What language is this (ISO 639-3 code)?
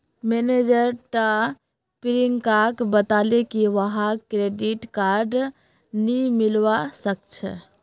mag